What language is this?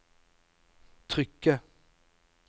Norwegian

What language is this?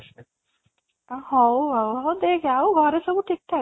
Odia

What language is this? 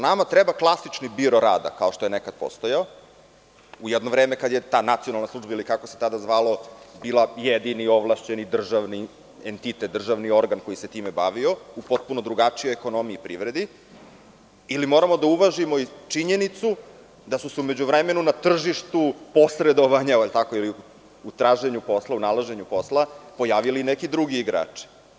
Serbian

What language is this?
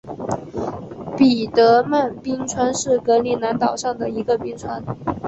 Chinese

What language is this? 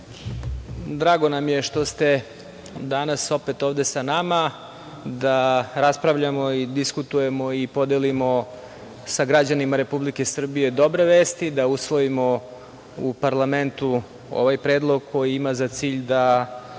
Serbian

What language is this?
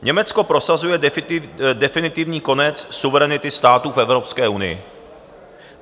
Czech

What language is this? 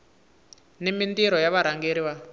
Tsonga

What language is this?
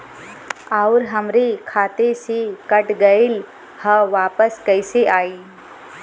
Bhojpuri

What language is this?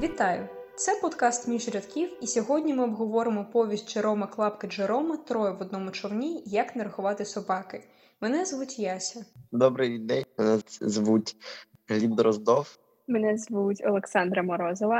Ukrainian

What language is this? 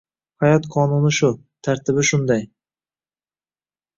Uzbek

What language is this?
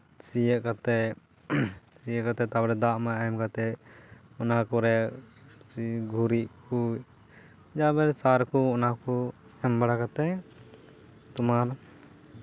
Santali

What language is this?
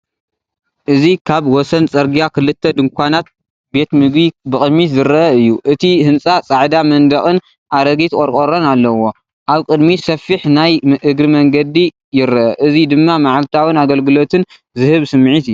Tigrinya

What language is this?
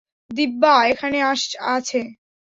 Bangla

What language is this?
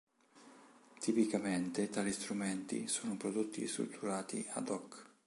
Italian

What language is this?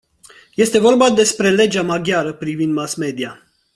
Romanian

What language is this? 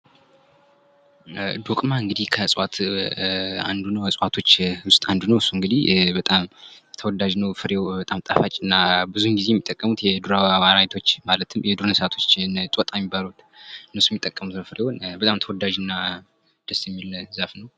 Amharic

